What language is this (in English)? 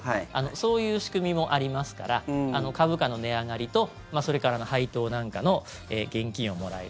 Japanese